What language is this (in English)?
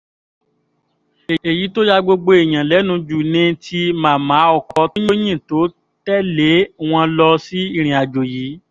Yoruba